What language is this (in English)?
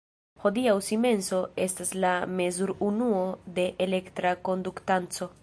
Esperanto